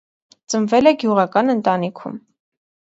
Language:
Armenian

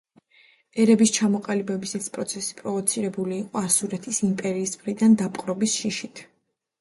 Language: Georgian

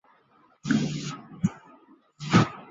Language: Chinese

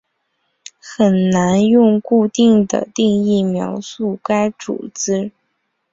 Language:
Chinese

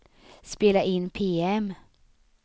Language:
Swedish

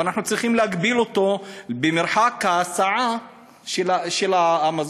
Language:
Hebrew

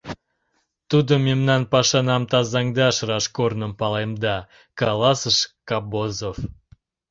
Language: Mari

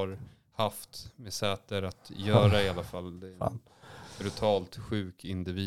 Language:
Swedish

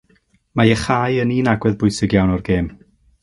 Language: Welsh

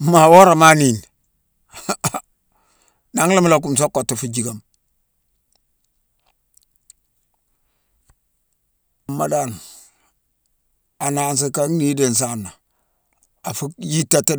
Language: Mansoanka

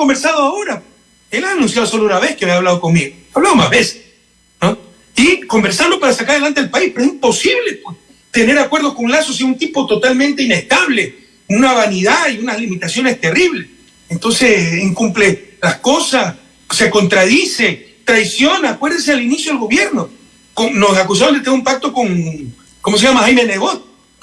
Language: Spanish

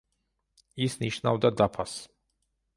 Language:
Georgian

